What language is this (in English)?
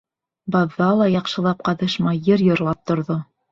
Bashkir